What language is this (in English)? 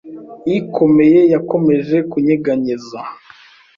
Kinyarwanda